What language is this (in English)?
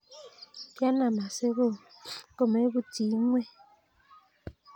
Kalenjin